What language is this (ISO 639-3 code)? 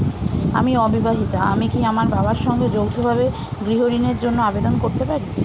ben